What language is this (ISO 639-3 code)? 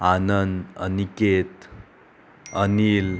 kok